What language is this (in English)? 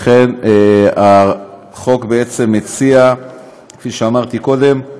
Hebrew